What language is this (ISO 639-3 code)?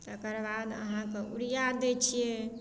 mai